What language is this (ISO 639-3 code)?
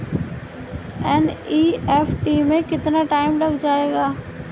hin